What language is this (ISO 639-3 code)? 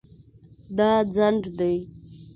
pus